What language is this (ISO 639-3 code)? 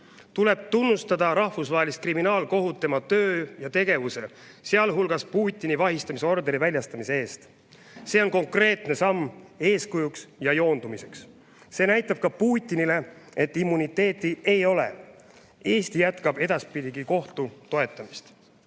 est